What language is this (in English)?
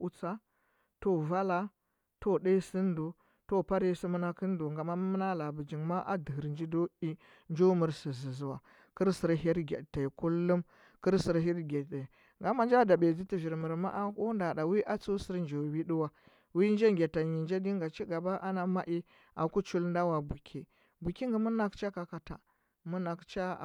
Huba